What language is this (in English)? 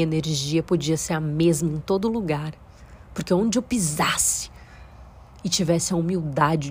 Portuguese